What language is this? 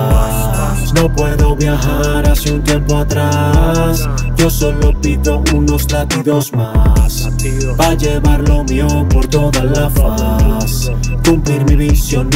Italian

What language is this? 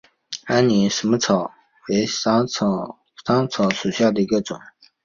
Chinese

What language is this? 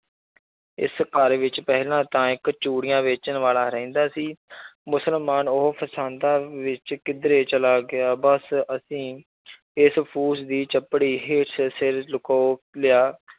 Punjabi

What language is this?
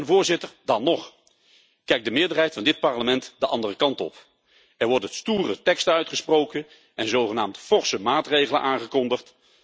Dutch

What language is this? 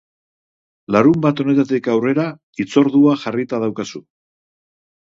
Basque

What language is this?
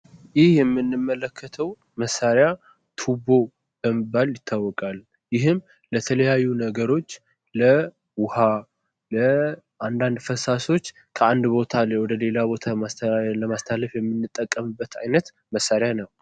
Amharic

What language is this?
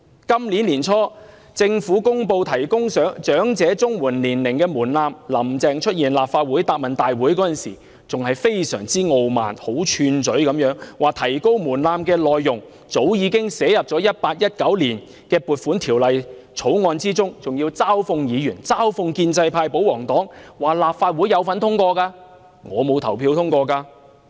Cantonese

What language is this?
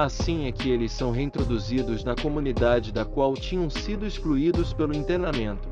Portuguese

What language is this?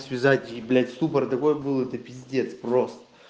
Russian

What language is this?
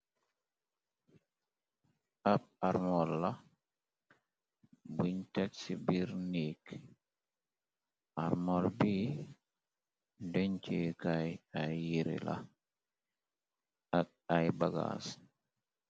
Wolof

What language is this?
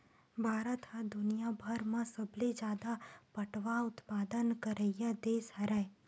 Chhattisgarhi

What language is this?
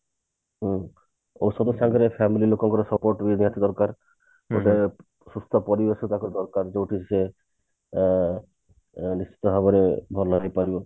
Odia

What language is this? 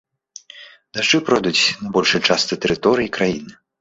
Belarusian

